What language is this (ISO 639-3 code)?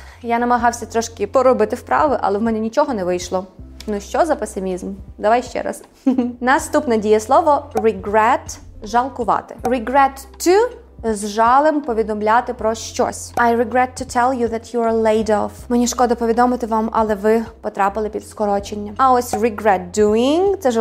ukr